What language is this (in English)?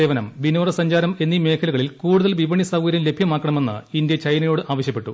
Malayalam